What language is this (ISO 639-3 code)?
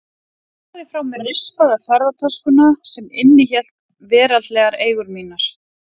isl